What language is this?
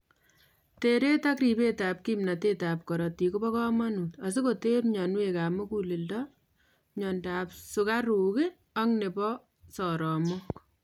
Kalenjin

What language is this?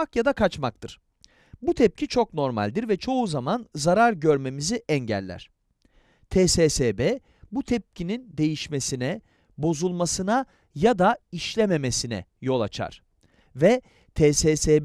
Turkish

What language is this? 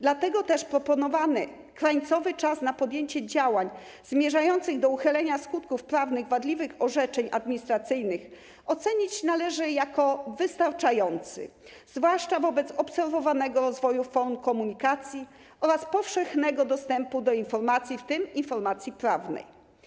Polish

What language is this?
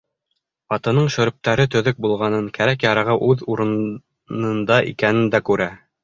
Bashkir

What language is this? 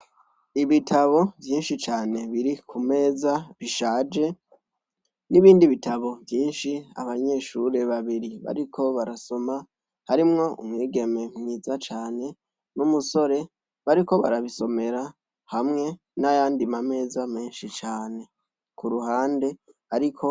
Rundi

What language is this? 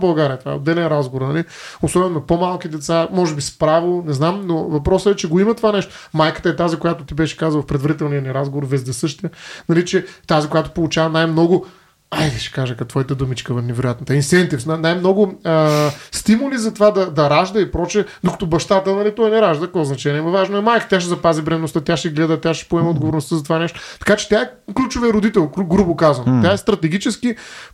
Bulgarian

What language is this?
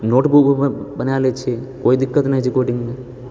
Maithili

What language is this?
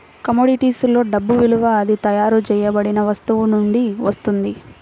Telugu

